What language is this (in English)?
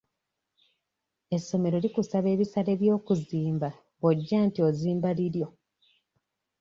Ganda